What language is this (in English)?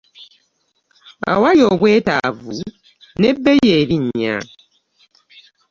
Ganda